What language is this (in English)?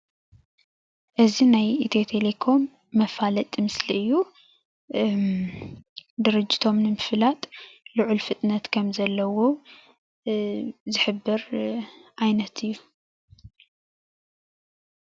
Tigrinya